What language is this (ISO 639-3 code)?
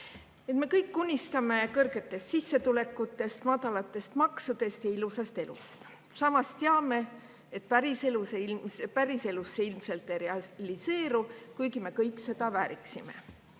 est